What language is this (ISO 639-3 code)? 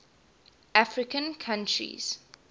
eng